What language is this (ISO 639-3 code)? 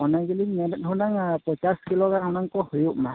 sat